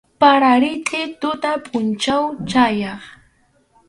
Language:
Arequipa-La Unión Quechua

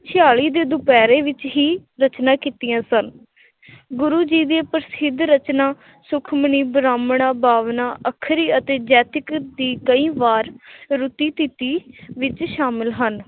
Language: Punjabi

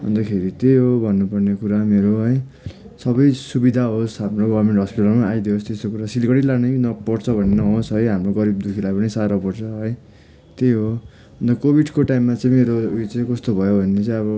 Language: Nepali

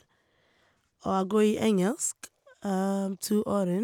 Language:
Norwegian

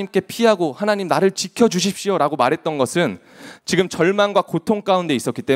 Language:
Korean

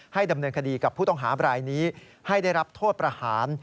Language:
Thai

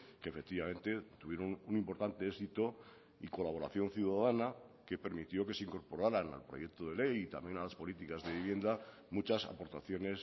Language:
Spanish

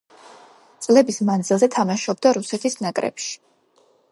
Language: Georgian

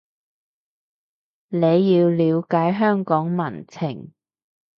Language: Cantonese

